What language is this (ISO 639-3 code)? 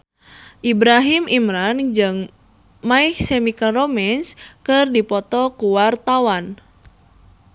sun